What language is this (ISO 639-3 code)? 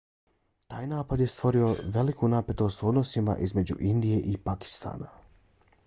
bos